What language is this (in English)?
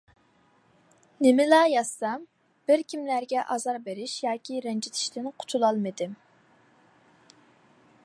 Uyghur